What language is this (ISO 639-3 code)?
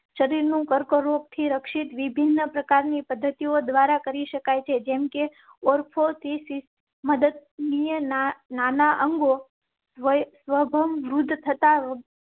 guj